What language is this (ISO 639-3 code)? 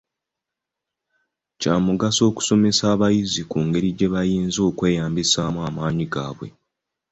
lug